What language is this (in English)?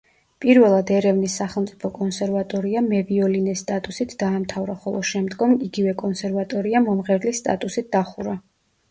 Georgian